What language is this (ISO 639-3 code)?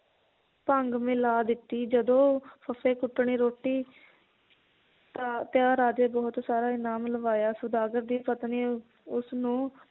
pan